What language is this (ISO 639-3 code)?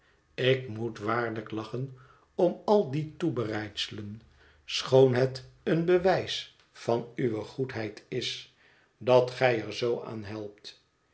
nld